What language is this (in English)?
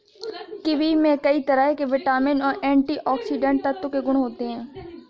Hindi